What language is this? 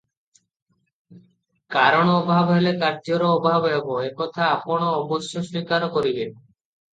Odia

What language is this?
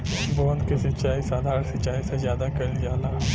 Bhojpuri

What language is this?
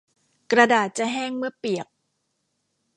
Thai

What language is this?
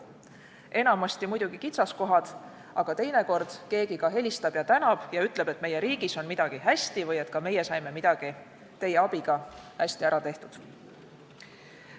Estonian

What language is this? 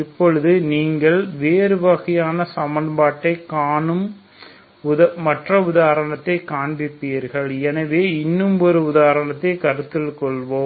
Tamil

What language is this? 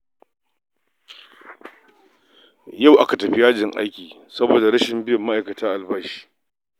Hausa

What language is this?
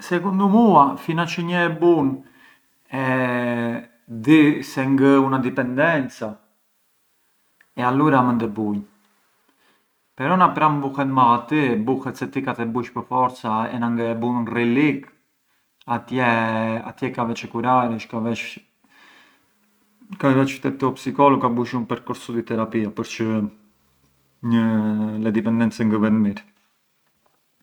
Arbëreshë Albanian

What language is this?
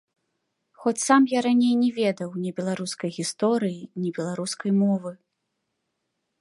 Belarusian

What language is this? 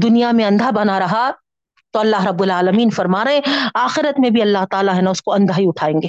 Urdu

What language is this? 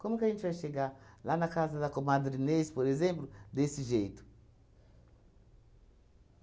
Portuguese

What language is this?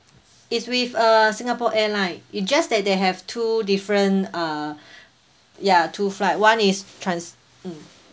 English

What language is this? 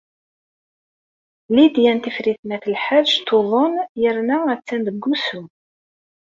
Kabyle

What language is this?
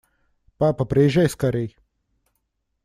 Russian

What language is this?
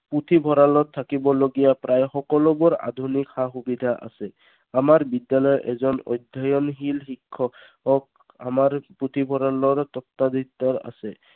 Assamese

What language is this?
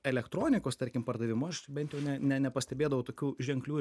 Lithuanian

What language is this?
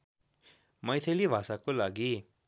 Nepali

